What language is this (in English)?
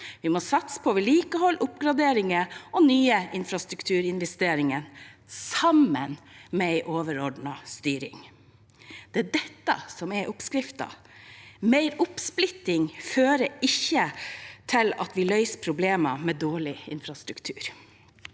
Norwegian